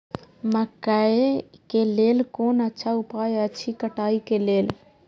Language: Maithili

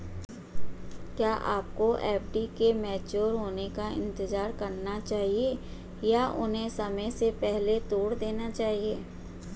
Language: Hindi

